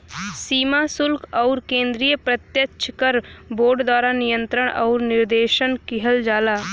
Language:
Bhojpuri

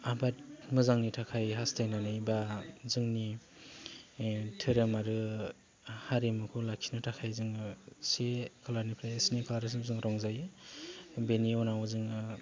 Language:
Bodo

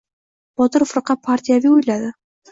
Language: Uzbek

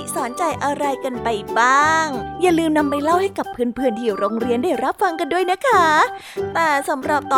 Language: Thai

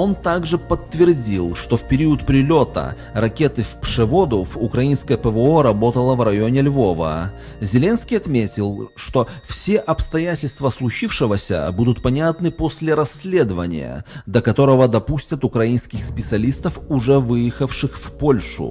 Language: Russian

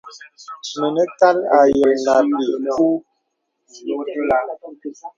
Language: Bebele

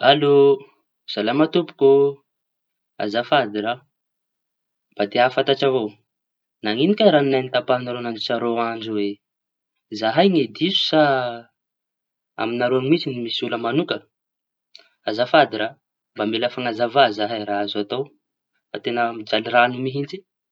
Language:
Tanosy Malagasy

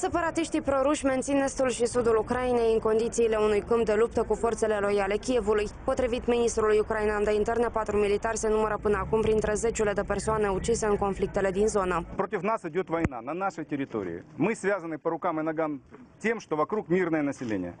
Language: Romanian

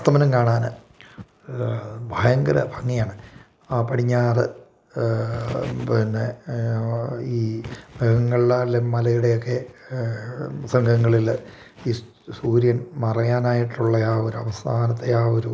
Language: Malayalam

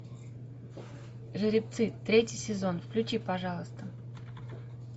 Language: Russian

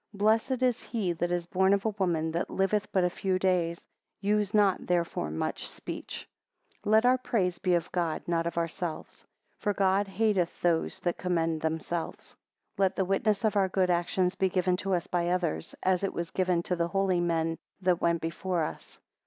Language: English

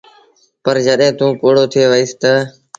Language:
Sindhi Bhil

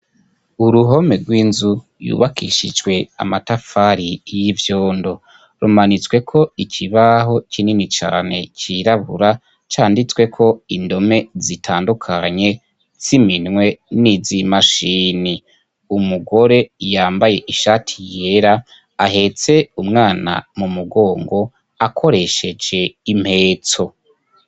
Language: Rundi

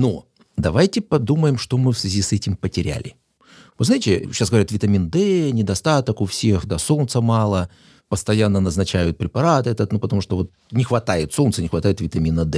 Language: Russian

